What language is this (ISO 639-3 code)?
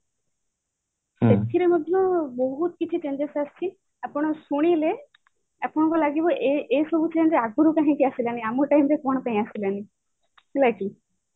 ori